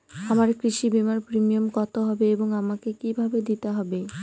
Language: Bangla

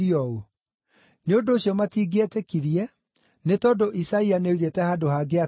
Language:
Kikuyu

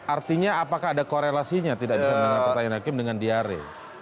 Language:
Indonesian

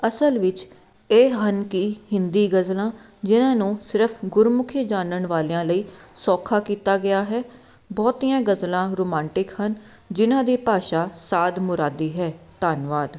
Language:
Punjabi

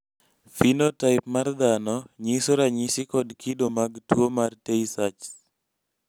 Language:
Luo (Kenya and Tanzania)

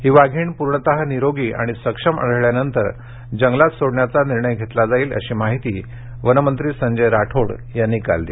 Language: Marathi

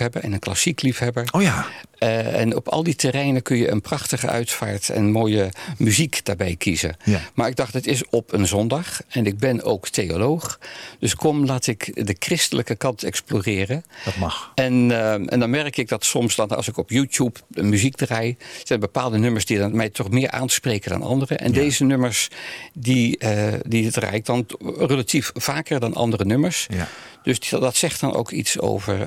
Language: Dutch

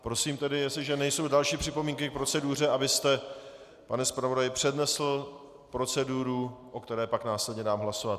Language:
Czech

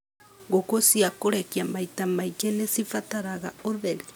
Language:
Kikuyu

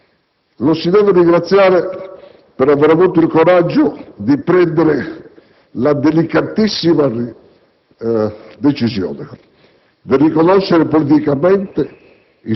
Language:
Italian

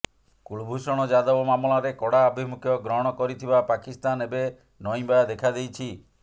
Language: Odia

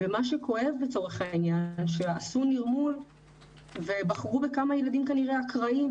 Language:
Hebrew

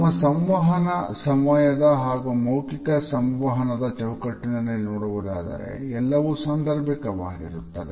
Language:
Kannada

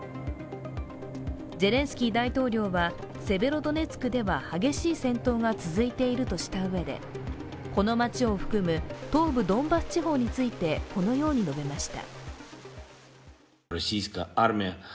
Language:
Japanese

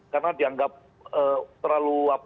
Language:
Indonesian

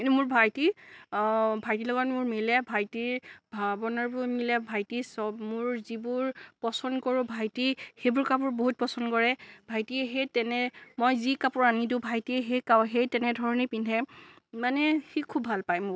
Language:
Assamese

